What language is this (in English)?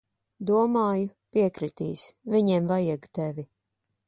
Latvian